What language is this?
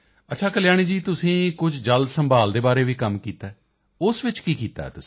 Punjabi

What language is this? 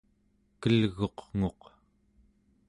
Central Yupik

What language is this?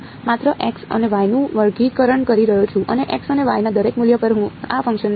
Gujarati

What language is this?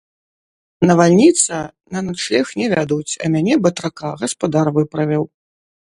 Belarusian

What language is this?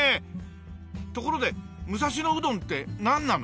Japanese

